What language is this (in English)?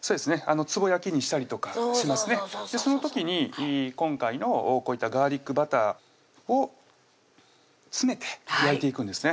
Japanese